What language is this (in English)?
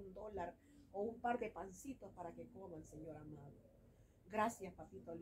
Spanish